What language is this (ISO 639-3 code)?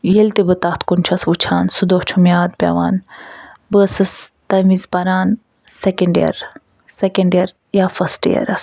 kas